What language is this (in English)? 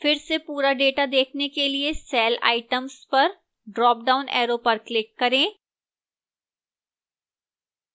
Hindi